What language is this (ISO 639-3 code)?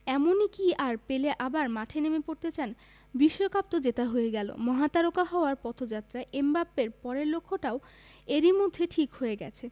ben